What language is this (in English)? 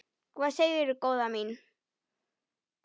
Icelandic